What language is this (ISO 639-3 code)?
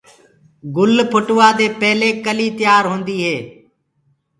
ggg